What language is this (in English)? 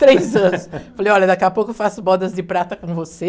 Portuguese